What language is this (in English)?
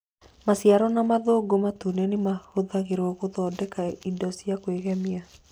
Kikuyu